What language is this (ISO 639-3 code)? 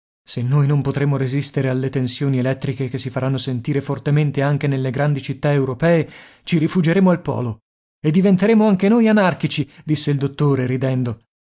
ita